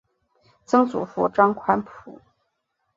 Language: Chinese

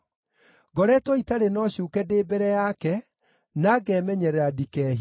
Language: Kikuyu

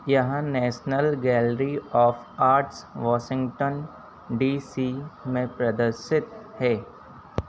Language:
Hindi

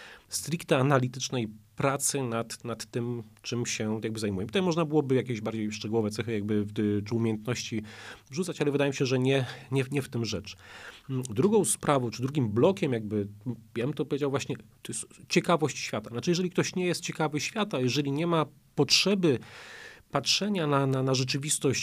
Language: Polish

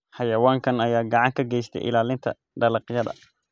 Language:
Somali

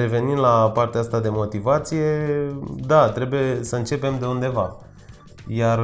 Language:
Romanian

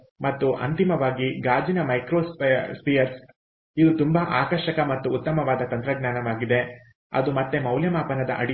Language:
Kannada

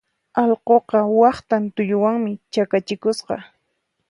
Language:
Puno Quechua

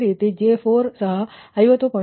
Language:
Kannada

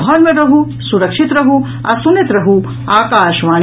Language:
Maithili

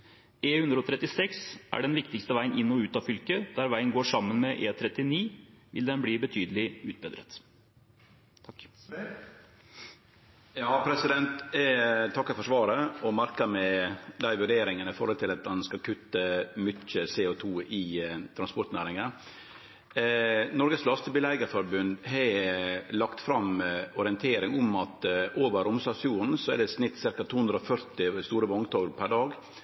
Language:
Norwegian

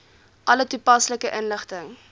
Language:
Afrikaans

